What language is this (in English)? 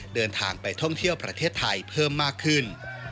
Thai